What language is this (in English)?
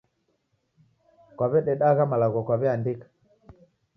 Taita